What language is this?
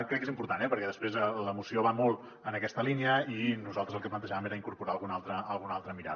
Catalan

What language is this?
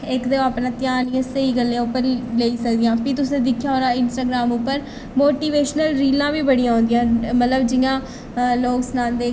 Dogri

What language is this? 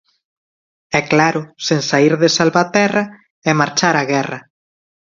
Galician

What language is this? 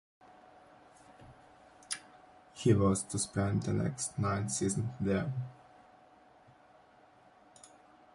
English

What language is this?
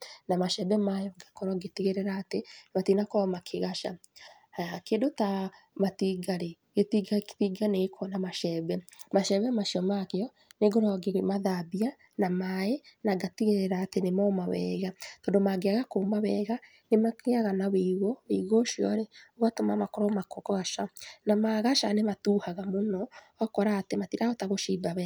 Kikuyu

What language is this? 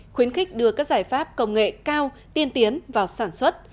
Vietnamese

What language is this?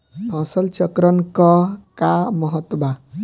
Bhojpuri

